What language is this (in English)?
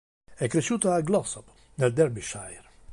Italian